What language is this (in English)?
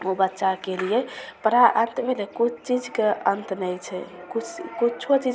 Maithili